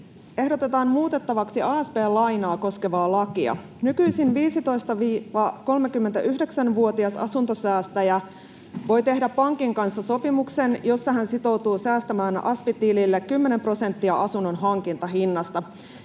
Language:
Finnish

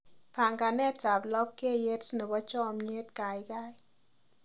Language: Kalenjin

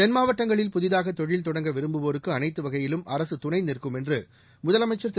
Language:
Tamil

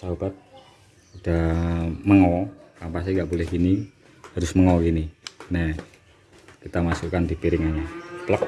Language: Indonesian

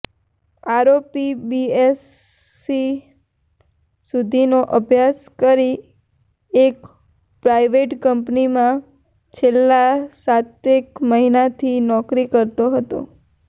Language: Gujarati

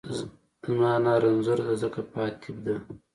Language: Pashto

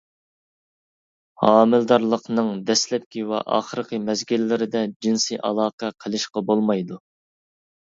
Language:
Uyghur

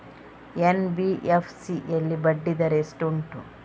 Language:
Kannada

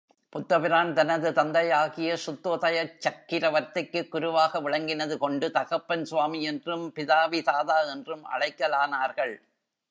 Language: Tamil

